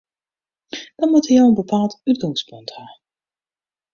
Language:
Western Frisian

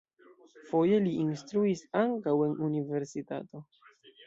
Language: Esperanto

